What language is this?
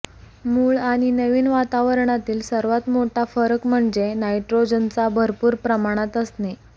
Marathi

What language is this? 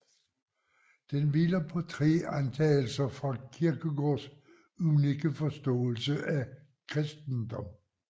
Danish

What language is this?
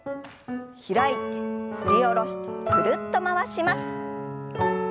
Japanese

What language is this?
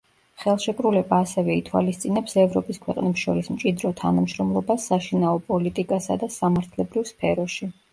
Georgian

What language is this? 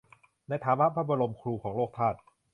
Thai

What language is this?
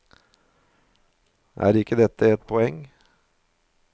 Norwegian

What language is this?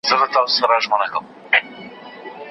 Pashto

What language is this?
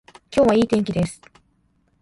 Japanese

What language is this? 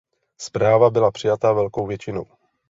Czech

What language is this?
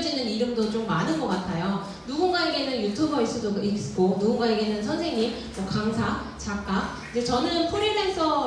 Korean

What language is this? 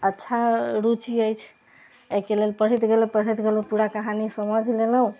Maithili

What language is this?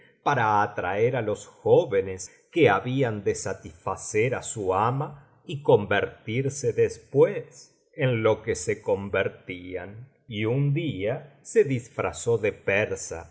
Spanish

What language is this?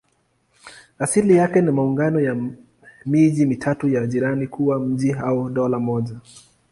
Swahili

